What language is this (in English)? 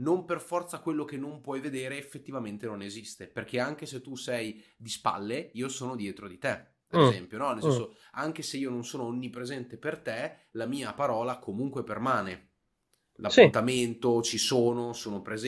Italian